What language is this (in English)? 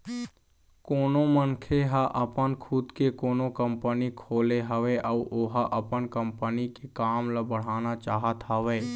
Chhattisgarhi